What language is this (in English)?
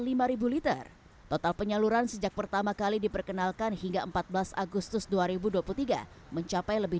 Indonesian